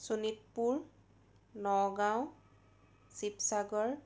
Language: Assamese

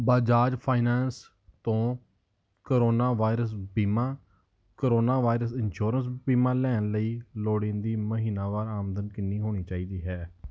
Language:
Punjabi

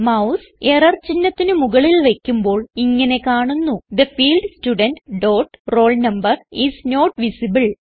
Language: Malayalam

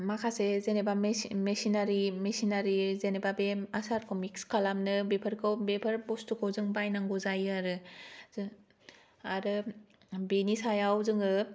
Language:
Bodo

